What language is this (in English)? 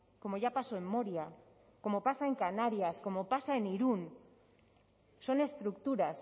Spanish